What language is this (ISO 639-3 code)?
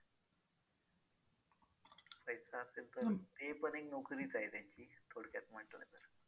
mar